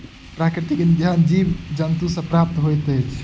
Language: Maithili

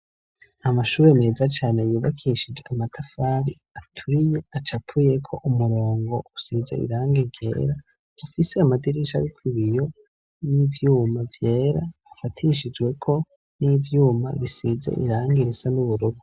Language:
Rundi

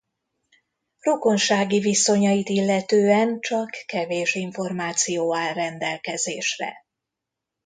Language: Hungarian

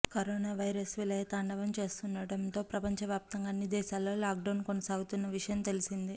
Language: Telugu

